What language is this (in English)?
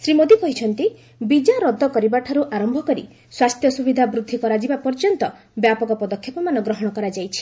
Odia